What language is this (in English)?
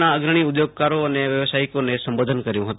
Gujarati